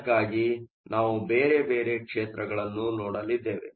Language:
Kannada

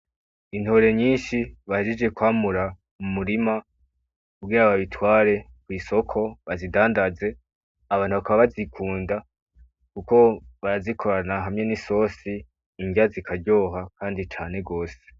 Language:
Rundi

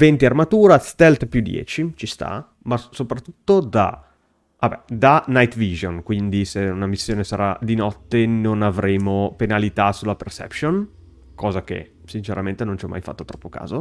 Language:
Italian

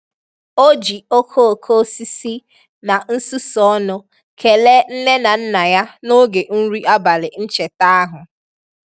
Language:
Igbo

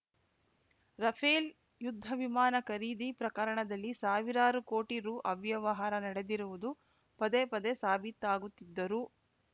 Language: Kannada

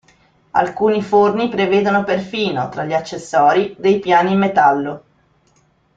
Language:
Italian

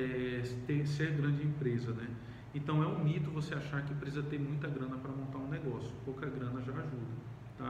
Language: Portuguese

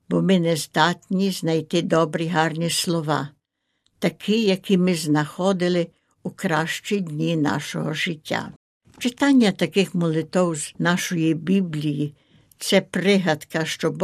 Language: Ukrainian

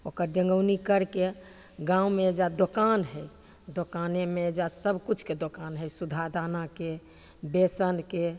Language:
Maithili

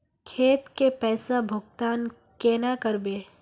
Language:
Magahi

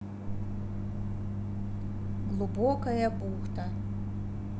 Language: Russian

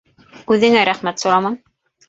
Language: Bashkir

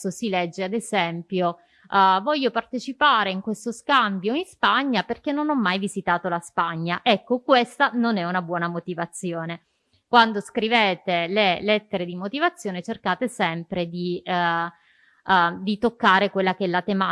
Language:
Italian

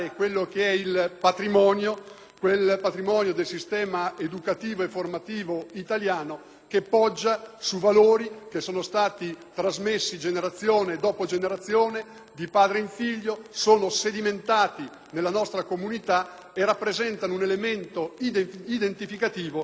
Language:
Italian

